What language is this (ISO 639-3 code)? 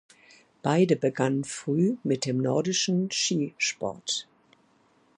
deu